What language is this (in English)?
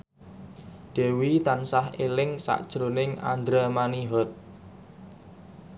Javanese